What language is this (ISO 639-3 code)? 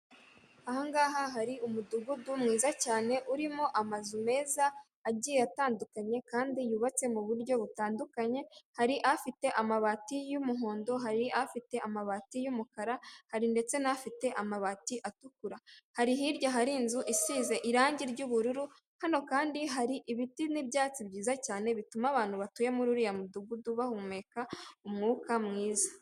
kin